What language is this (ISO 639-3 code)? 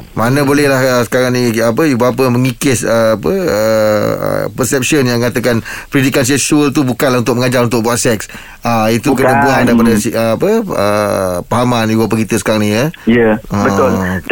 msa